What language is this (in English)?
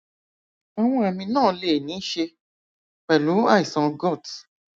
Yoruba